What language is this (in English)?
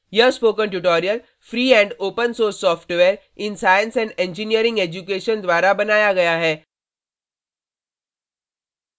Hindi